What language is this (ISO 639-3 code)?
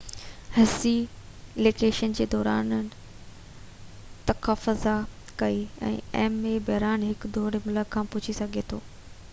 snd